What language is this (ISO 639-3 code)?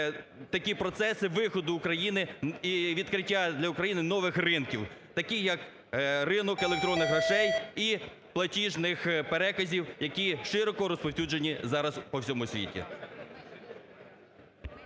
ukr